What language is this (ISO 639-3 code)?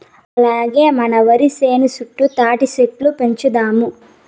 tel